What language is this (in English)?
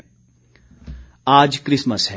Hindi